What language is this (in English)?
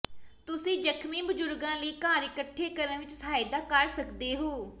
Punjabi